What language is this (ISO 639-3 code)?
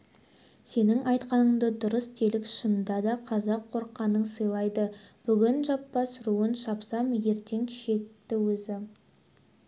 kaz